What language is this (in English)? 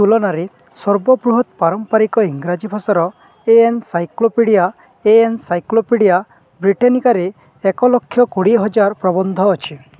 Odia